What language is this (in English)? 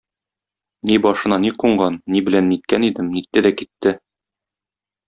Tatar